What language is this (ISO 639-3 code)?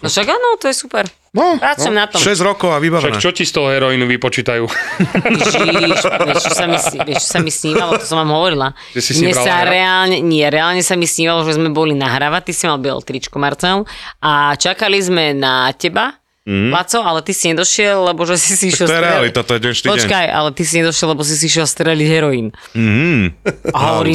slk